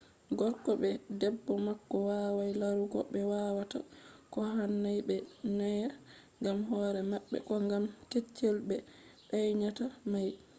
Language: Fula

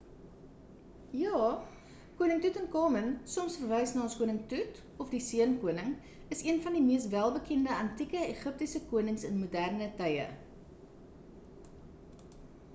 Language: Afrikaans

